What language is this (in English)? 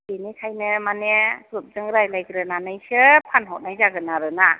Bodo